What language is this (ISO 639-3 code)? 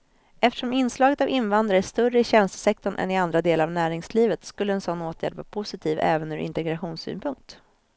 swe